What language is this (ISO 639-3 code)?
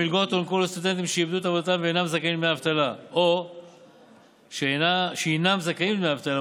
heb